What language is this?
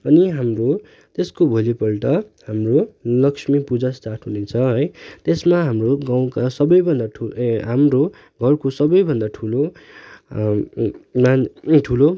Nepali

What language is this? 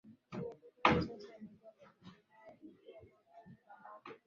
Swahili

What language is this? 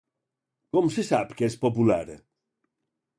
Catalan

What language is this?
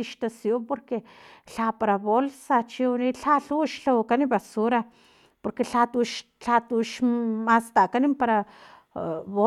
Filomena Mata-Coahuitlán Totonac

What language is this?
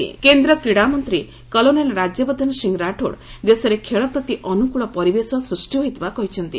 Odia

